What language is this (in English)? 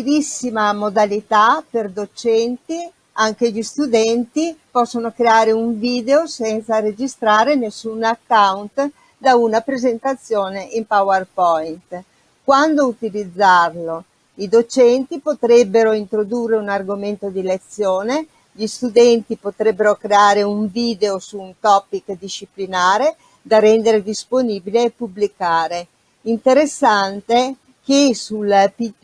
Italian